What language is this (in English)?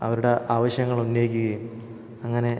Malayalam